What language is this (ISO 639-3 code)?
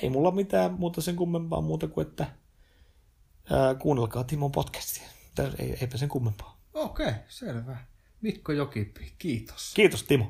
fin